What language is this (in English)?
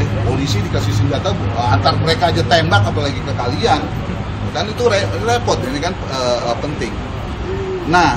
Indonesian